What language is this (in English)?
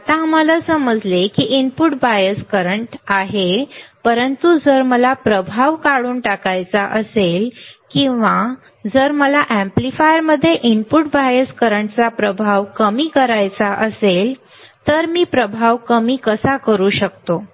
Marathi